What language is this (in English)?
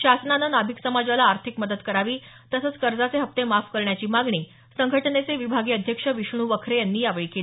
Marathi